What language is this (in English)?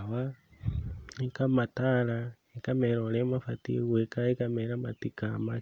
Kikuyu